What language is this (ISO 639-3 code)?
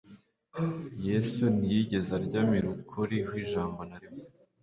kin